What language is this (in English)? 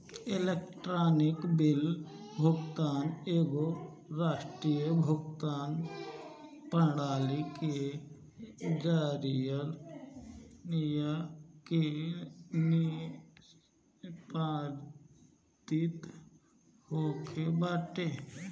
Bhojpuri